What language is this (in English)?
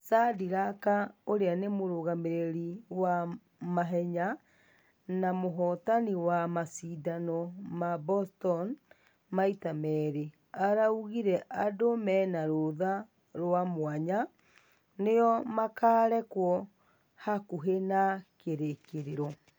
Kikuyu